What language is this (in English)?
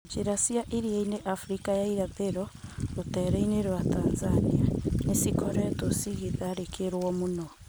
Kikuyu